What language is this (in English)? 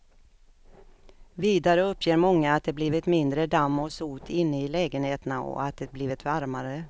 Swedish